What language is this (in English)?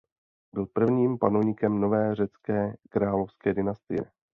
Czech